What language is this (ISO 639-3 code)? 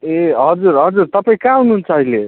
nep